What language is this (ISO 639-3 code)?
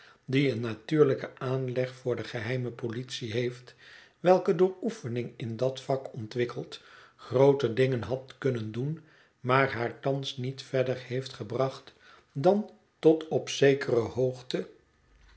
nld